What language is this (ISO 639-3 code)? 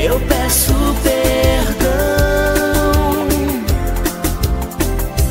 por